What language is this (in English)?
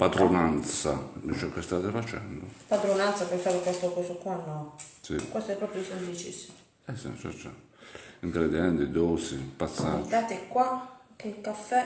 Italian